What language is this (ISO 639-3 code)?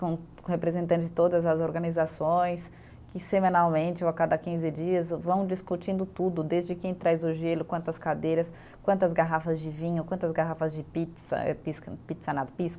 por